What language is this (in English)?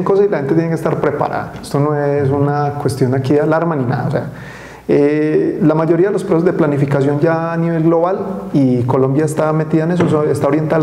Spanish